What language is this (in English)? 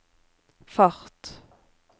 Norwegian